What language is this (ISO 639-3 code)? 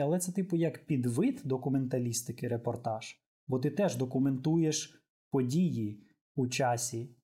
ukr